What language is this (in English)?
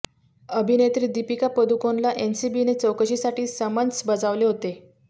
Marathi